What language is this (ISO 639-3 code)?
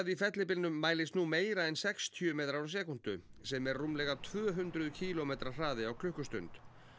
isl